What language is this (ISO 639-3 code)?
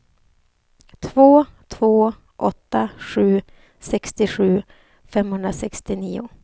swe